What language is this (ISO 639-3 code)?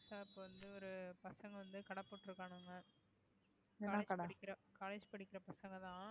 tam